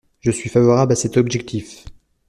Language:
French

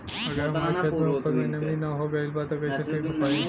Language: Bhojpuri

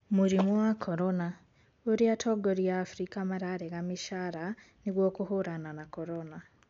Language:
Kikuyu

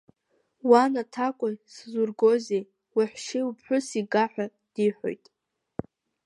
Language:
Abkhazian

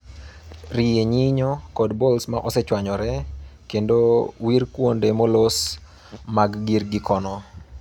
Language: Luo (Kenya and Tanzania)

